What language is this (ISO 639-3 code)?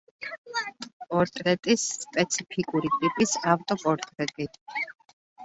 kat